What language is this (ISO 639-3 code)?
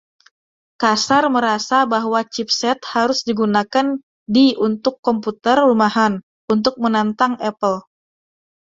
ind